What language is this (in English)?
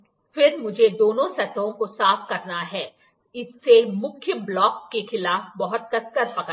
Hindi